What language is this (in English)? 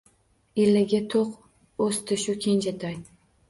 Uzbek